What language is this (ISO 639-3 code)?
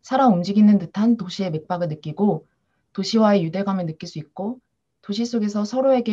kor